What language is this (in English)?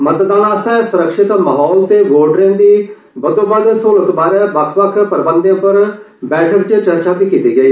Dogri